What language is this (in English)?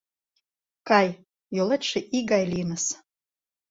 Mari